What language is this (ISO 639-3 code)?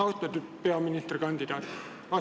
est